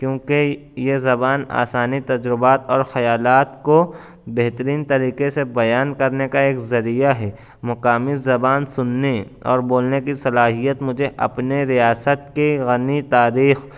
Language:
Urdu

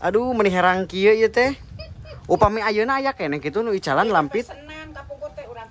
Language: Indonesian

